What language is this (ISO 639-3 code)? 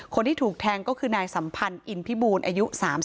tha